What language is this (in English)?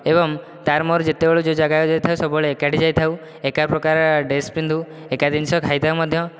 Odia